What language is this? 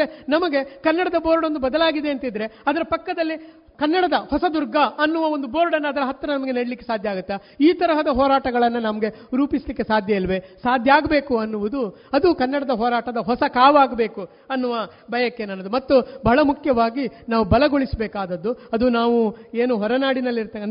Kannada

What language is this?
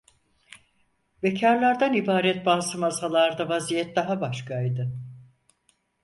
Turkish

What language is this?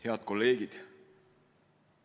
Estonian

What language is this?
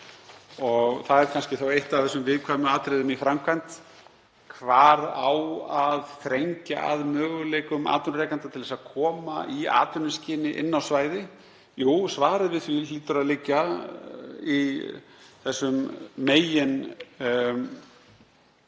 Icelandic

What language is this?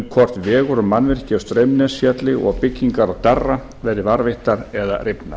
Icelandic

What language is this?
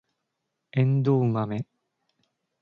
Japanese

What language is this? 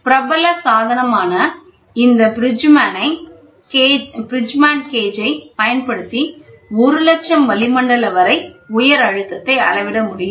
Tamil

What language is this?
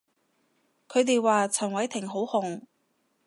Cantonese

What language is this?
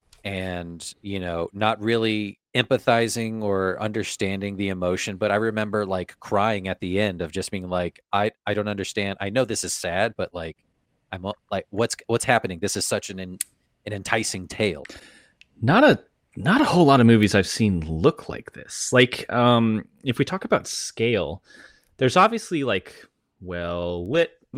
English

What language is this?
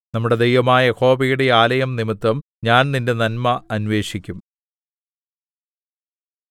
Malayalam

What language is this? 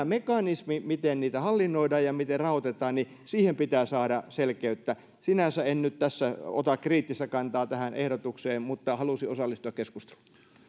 Finnish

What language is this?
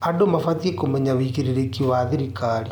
Kikuyu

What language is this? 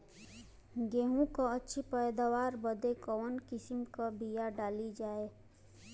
Bhojpuri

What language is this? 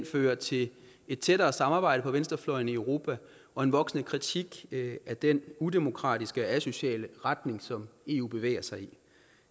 Danish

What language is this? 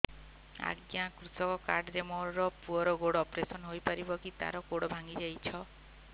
Odia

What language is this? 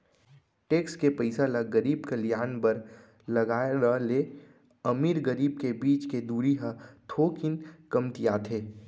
Chhattisgarhi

